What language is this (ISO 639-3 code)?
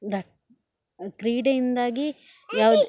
kan